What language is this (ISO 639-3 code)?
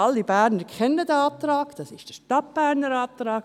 gsw